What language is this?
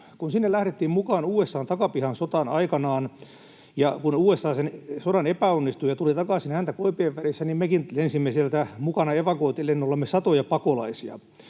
Finnish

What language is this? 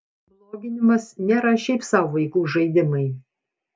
Lithuanian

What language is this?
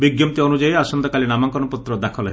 Odia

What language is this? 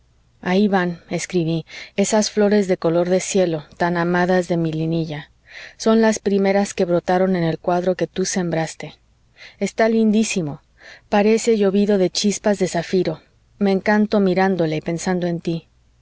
Spanish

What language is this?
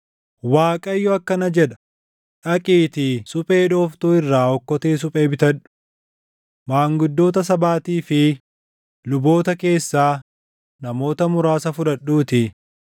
Oromo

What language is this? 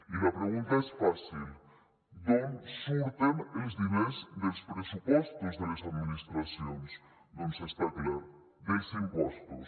Catalan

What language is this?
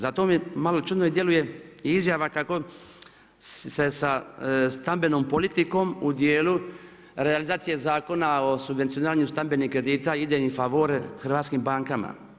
Croatian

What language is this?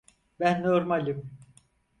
Turkish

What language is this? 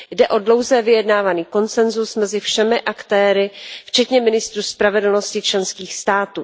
Czech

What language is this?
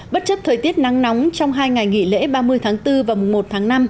Vietnamese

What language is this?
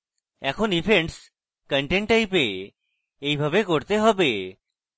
Bangla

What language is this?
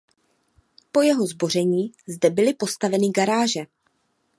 Czech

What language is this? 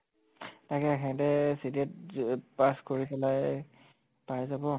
Assamese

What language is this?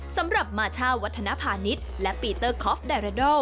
Thai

